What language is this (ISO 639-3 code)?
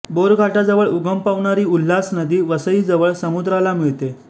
mar